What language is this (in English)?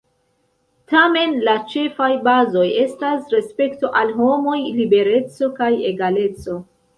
Esperanto